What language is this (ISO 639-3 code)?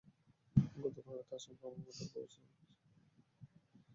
ben